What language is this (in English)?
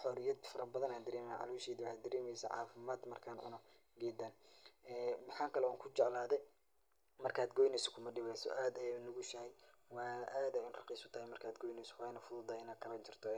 Somali